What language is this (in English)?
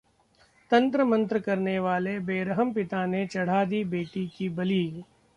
Hindi